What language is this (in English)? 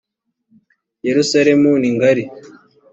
Kinyarwanda